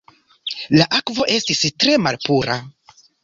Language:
Esperanto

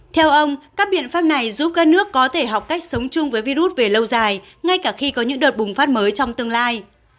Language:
Vietnamese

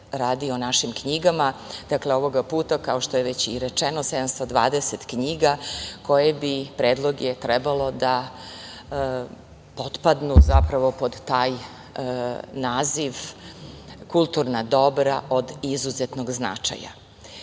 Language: Serbian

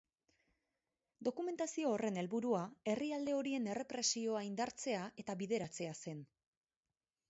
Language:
Basque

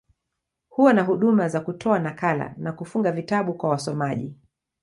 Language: Swahili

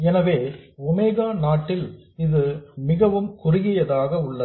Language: Tamil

